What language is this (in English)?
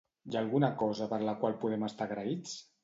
Catalan